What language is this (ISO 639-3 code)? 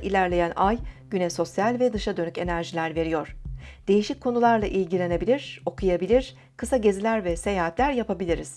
tur